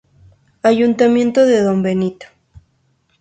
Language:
Spanish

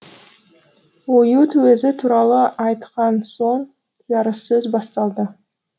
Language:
Kazakh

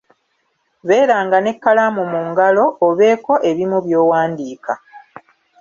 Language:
Ganda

